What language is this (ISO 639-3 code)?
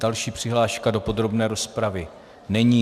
ces